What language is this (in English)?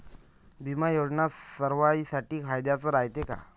Marathi